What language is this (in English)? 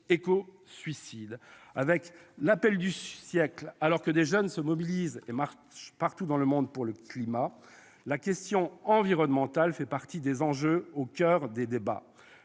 French